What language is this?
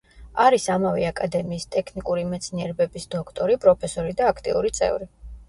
Georgian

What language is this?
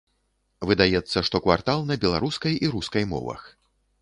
Belarusian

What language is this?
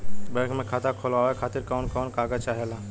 Bhojpuri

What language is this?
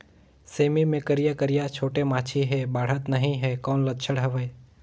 Chhattisgarhi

